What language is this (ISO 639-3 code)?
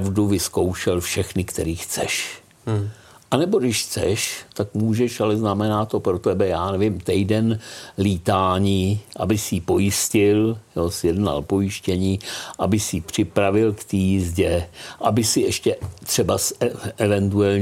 ces